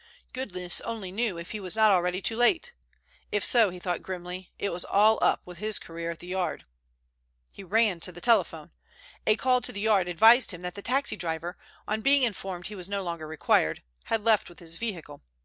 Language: English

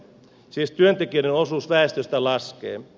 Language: Finnish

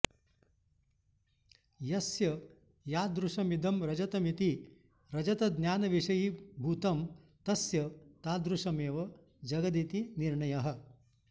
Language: Sanskrit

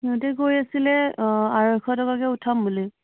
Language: Assamese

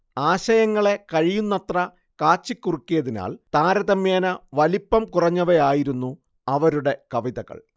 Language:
Malayalam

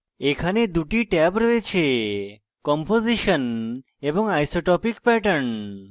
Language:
Bangla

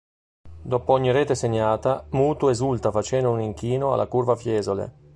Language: Italian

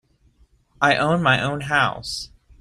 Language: English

